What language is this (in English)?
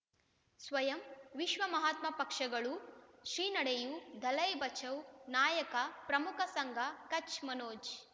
Kannada